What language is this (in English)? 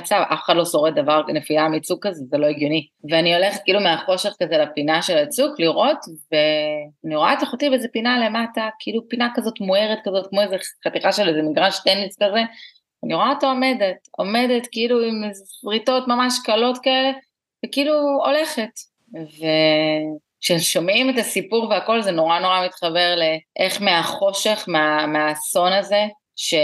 Hebrew